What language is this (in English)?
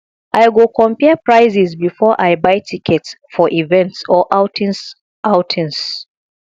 Nigerian Pidgin